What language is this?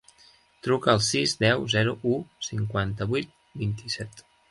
Catalan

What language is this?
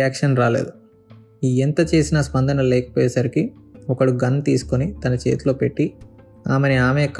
Telugu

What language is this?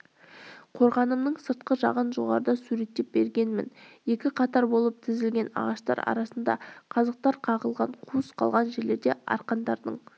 Kazakh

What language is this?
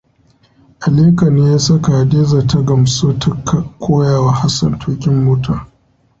Hausa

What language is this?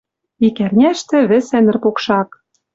Western Mari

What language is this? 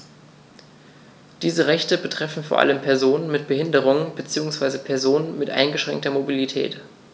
German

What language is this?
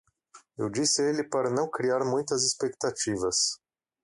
Portuguese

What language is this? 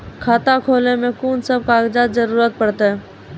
Maithili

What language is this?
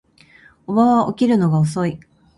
Japanese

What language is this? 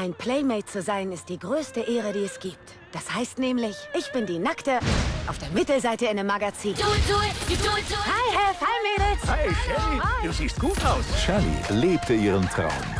German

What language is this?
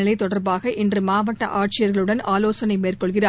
Tamil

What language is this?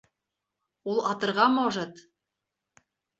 Bashkir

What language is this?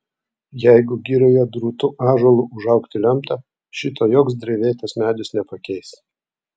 Lithuanian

